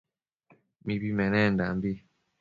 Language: Matsés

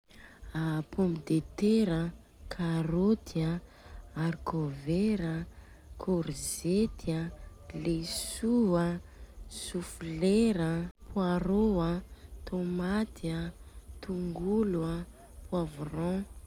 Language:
Southern Betsimisaraka Malagasy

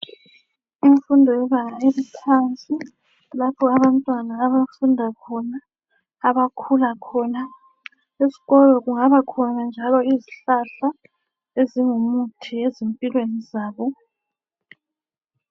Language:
North Ndebele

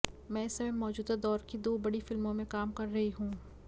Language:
Hindi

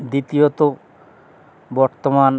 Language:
Bangla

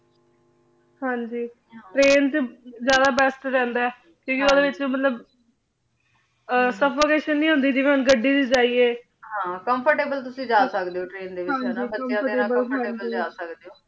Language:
Punjabi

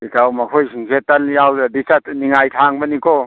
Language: Manipuri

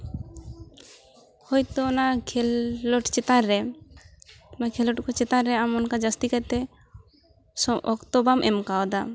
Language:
Santali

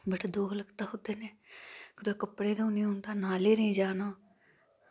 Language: Dogri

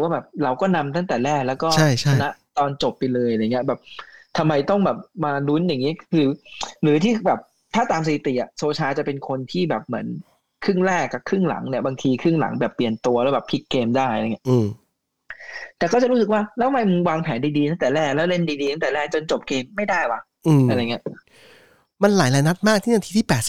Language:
Thai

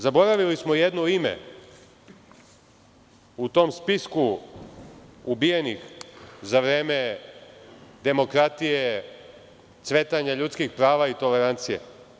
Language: Serbian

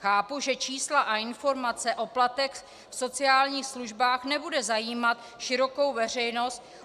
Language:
Czech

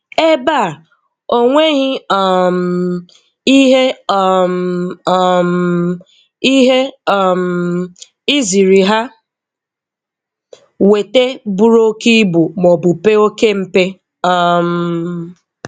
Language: Igbo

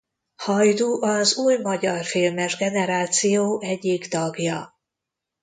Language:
Hungarian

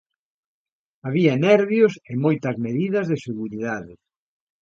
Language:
Galician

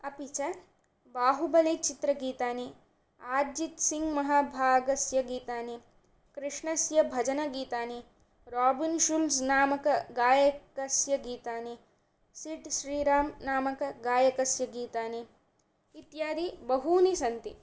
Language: Sanskrit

